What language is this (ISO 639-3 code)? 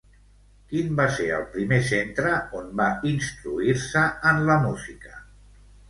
cat